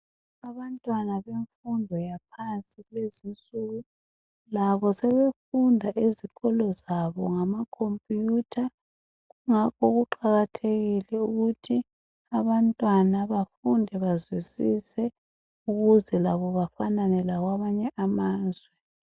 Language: North Ndebele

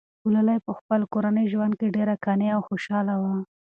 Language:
Pashto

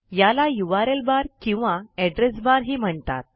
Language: Marathi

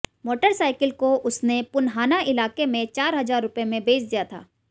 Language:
Hindi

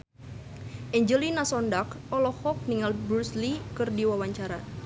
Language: Sundanese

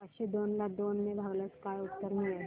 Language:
Marathi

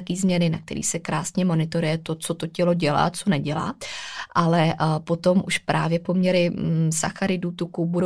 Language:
Czech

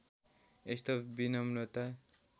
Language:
Nepali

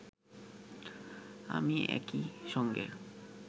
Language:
Bangla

